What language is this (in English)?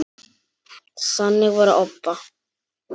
Icelandic